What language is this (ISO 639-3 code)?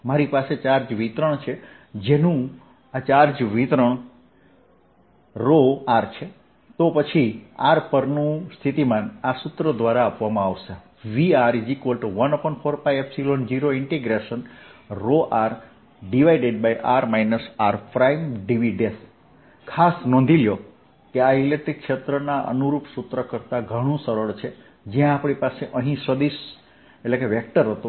guj